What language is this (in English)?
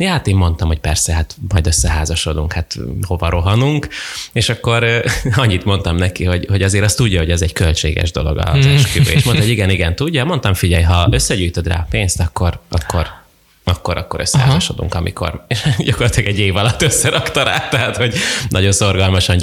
Hungarian